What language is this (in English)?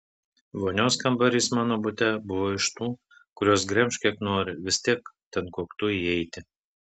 Lithuanian